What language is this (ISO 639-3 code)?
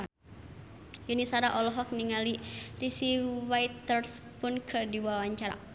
sun